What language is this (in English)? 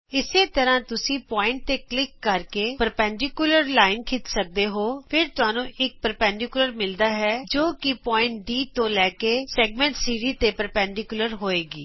Punjabi